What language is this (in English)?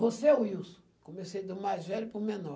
Portuguese